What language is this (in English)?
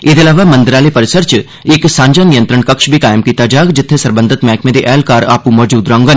Dogri